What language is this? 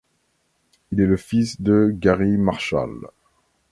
French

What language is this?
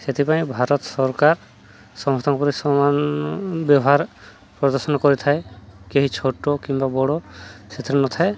Odia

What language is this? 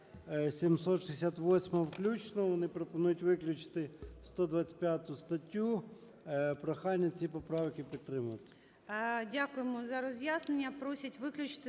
Ukrainian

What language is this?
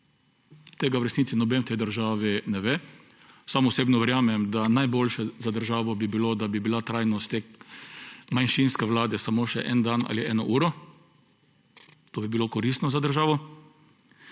Slovenian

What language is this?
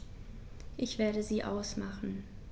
German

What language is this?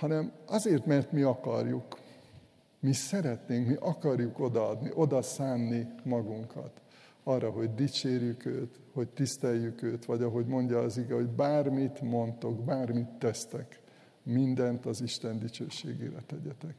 Hungarian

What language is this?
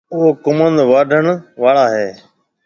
Marwari (Pakistan)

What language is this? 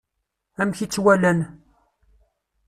Kabyle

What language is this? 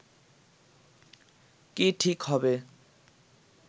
Bangla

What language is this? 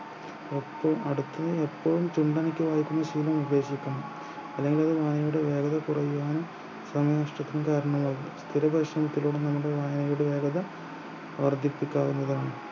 Malayalam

